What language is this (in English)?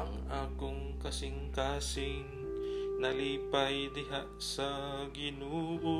Filipino